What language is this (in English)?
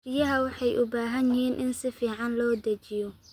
Somali